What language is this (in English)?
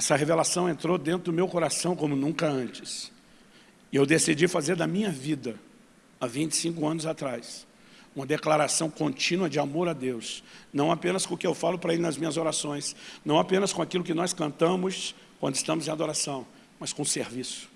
Portuguese